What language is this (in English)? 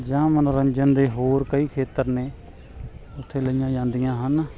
Punjabi